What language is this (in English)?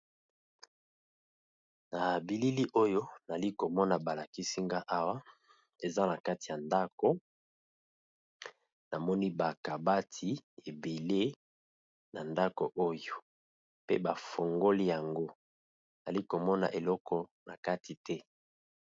Lingala